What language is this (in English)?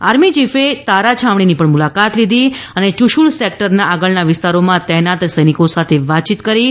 Gujarati